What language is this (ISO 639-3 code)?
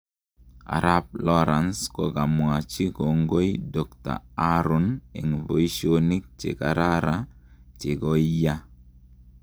kln